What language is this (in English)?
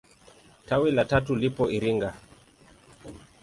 Swahili